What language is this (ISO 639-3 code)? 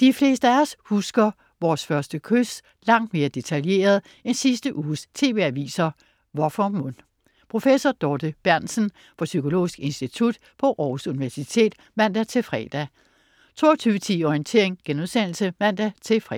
dan